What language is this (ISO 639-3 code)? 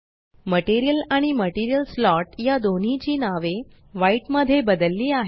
mar